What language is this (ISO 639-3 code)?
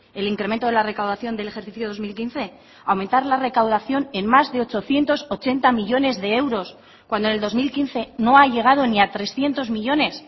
spa